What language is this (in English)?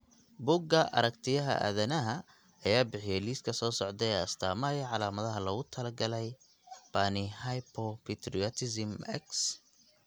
Somali